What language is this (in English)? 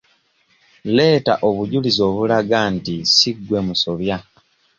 Ganda